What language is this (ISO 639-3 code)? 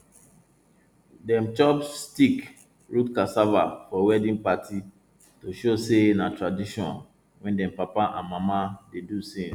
pcm